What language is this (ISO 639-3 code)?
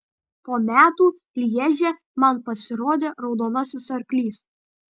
lit